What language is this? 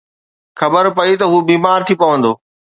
Sindhi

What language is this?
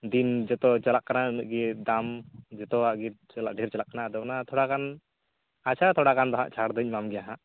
Santali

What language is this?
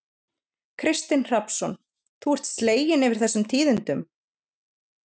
Icelandic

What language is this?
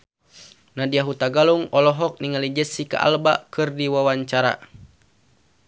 Sundanese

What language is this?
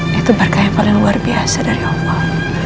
Indonesian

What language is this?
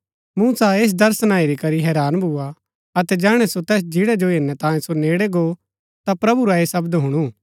Gaddi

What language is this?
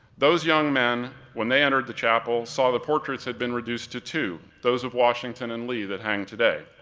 English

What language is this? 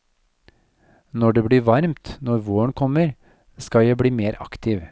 Norwegian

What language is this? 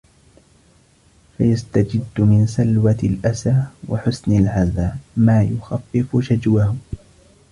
Arabic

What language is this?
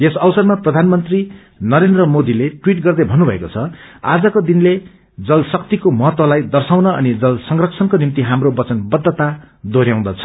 Nepali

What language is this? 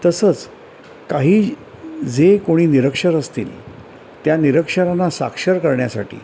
Marathi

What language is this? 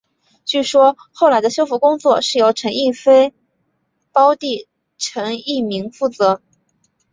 Chinese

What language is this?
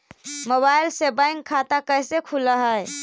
Magahi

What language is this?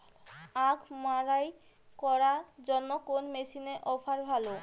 Bangla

